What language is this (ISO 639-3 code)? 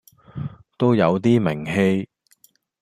yue